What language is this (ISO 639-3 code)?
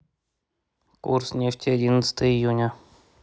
rus